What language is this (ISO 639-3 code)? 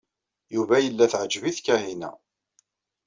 kab